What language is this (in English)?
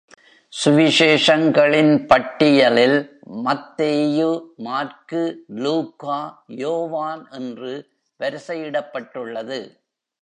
Tamil